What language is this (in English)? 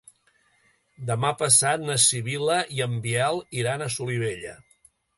Catalan